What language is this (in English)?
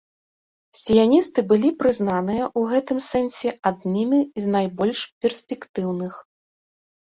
Belarusian